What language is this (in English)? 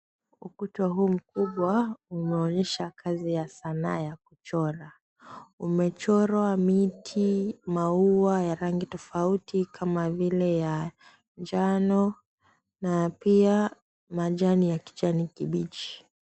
Swahili